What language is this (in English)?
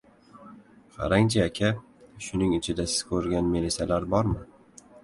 Uzbek